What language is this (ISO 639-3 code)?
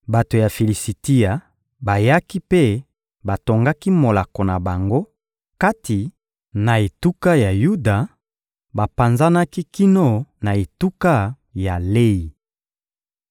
lin